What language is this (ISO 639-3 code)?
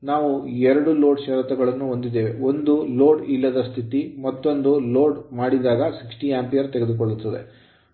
kan